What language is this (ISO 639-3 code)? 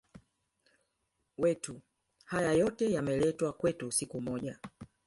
swa